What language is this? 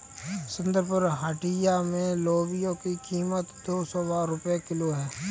Hindi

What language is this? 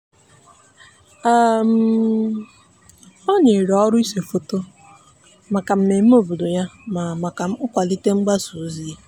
Igbo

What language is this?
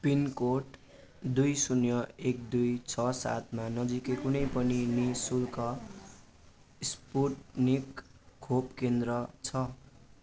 Nepali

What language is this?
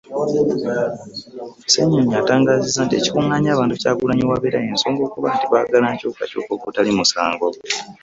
Ganda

